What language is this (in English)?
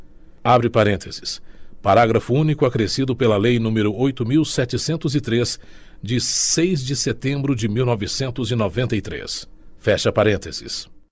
Portuguese